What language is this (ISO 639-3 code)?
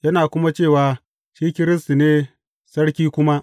hau